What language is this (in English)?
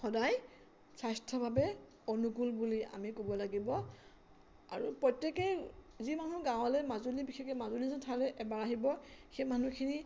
Assamese